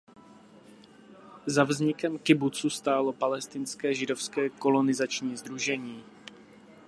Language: Czech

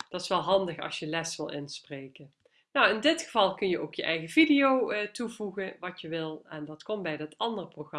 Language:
Dutch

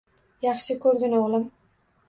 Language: Uzbek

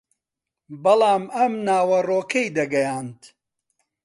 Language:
Central Kurdish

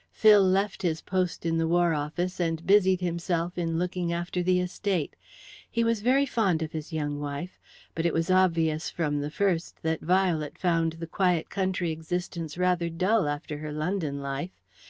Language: English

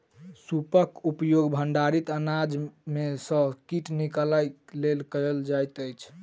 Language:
Maithili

